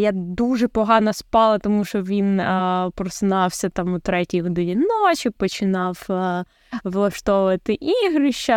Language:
Ukrainian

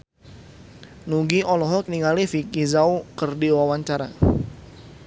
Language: Sundanese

